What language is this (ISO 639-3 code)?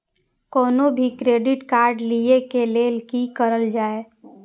mai